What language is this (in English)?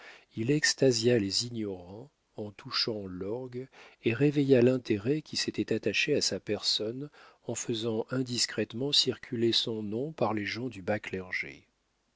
French